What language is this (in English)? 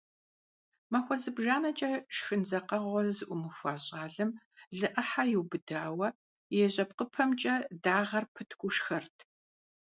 Kabardian